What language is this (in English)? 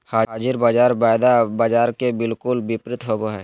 Magahi